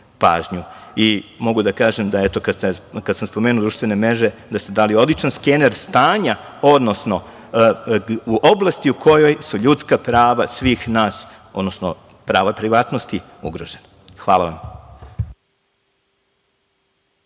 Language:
Serbian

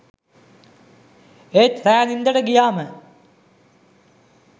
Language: Sinhala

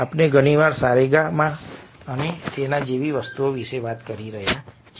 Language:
Gujarati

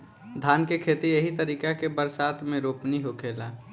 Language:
Bhojpuri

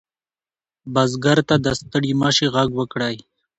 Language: Pashto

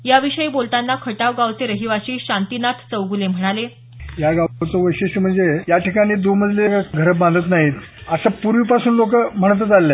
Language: Marathi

